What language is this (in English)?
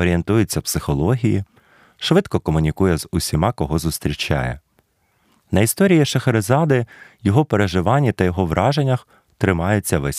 Ukrainian